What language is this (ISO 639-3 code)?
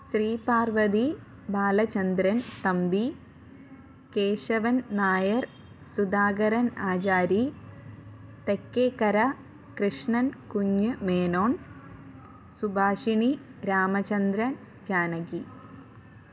mal